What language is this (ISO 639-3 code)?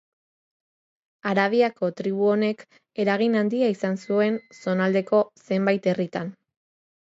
eus